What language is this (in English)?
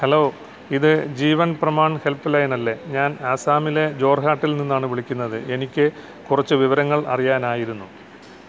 Malayalam